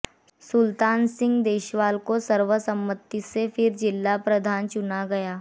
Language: Hindi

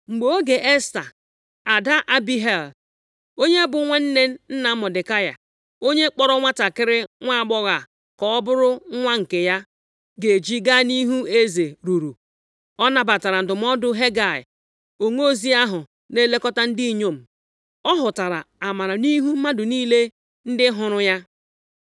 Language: Igbo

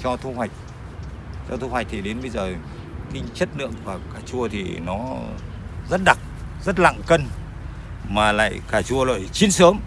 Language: Vietnamese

